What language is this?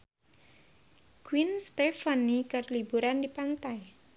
Sundanese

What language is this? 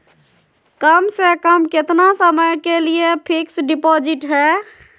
Magahi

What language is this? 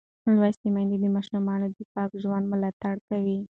Pashto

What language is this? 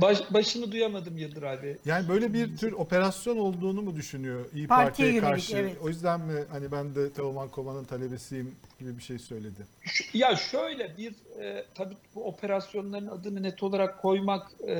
Turkish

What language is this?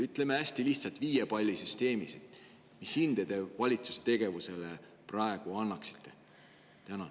Estonian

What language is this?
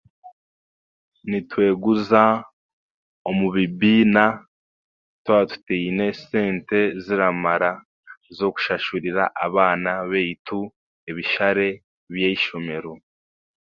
Chiga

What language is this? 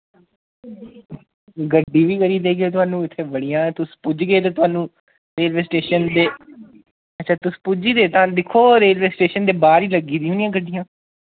Dogri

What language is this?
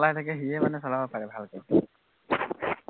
Assamese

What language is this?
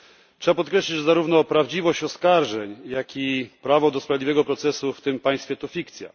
Polish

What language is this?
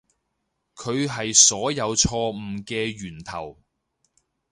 Cantonese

